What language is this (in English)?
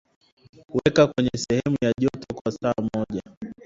Swahili